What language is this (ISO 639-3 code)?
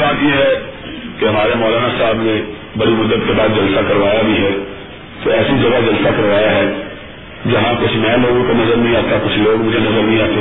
urd